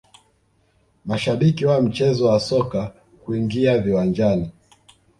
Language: Swahili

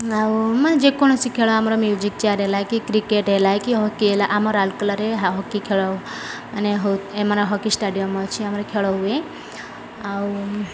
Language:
Odia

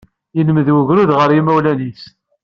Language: Kabyle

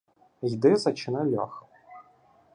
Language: Ukrainian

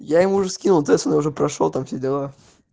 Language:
Russian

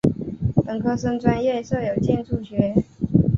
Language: Chinese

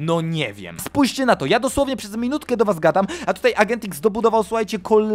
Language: Polish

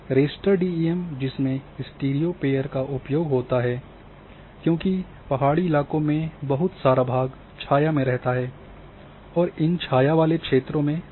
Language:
Hindi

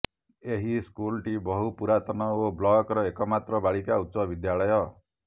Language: Odia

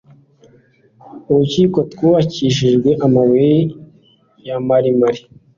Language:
Kinyarwanda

